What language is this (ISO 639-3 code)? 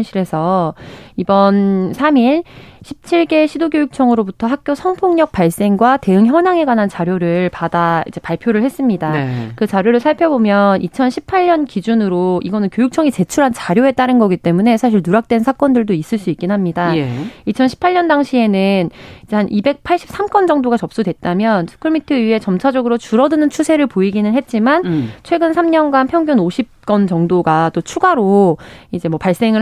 kor